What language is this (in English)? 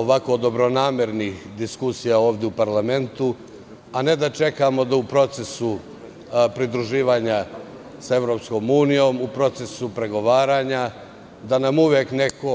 Serbian